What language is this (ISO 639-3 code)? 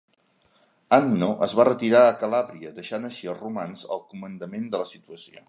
cat